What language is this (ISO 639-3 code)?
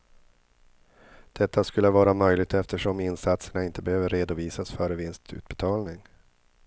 swe